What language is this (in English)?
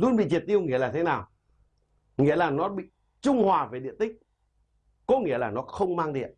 Vietnamese